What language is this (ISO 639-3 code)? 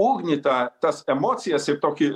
lit